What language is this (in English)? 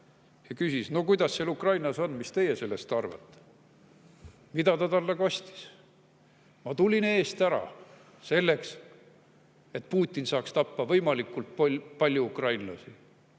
Estonian